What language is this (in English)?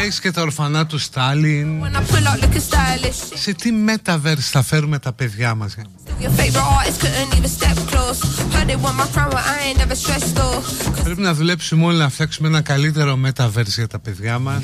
Greek